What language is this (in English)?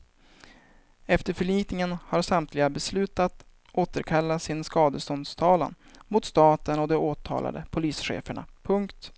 Swedish